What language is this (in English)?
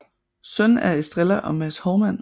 Danish